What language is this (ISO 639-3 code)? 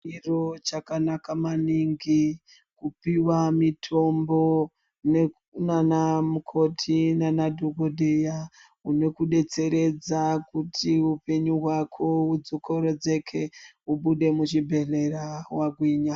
ndc